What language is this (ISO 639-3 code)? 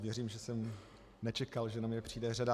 ces